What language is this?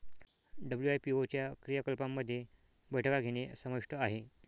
Marathi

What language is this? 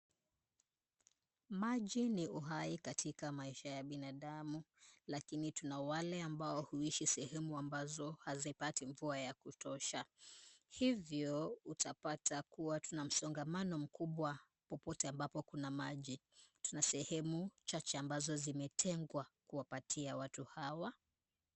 Swahili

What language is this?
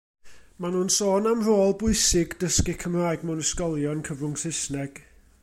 Welsh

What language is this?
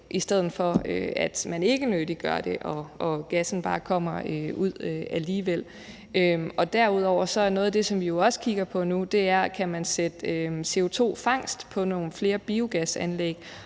Danish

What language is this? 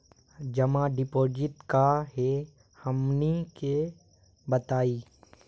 Magahi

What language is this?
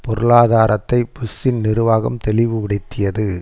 Tamil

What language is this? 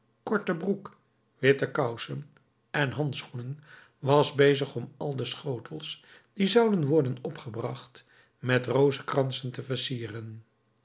Dutch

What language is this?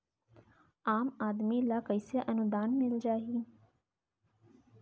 Chhattisgarhi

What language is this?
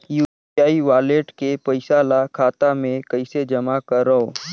Chhattisgarhi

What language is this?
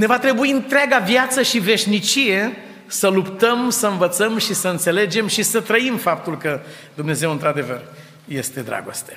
Romanian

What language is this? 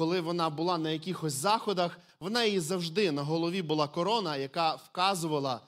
Ukrainian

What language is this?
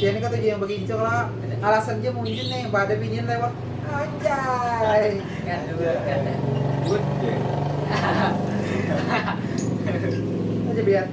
Indonesian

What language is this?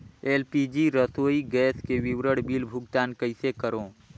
Chhattisgarhi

